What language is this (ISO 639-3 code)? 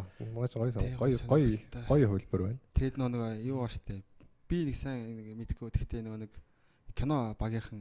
kor